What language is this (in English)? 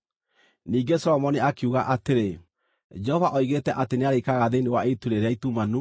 Kikuyu